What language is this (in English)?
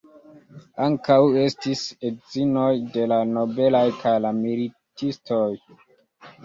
Esperanto